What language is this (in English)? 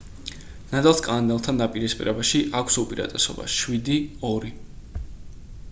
Georgian